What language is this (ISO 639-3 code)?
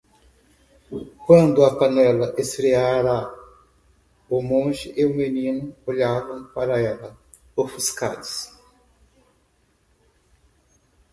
por